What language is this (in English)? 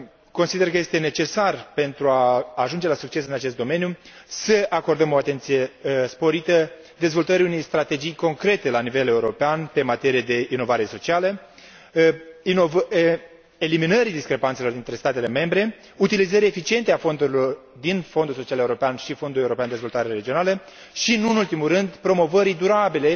Romanian